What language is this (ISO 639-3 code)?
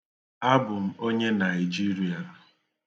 ibo